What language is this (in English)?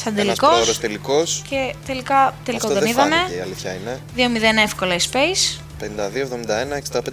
Greek